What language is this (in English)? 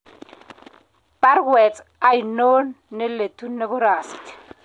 Kalenjin